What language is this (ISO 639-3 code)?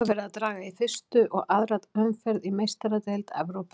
isl